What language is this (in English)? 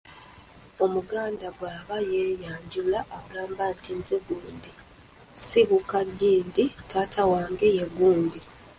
Ganda